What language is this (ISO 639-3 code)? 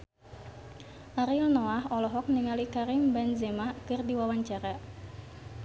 sun